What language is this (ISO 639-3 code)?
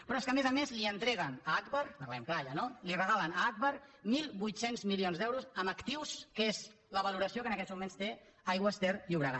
cat